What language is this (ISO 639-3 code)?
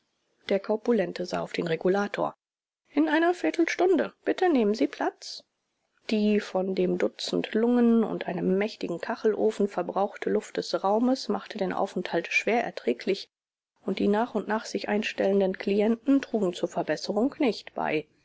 deu